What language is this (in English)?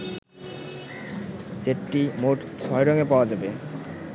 Bangla